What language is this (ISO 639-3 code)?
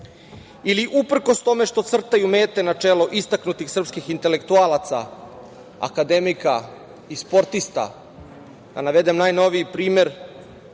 srp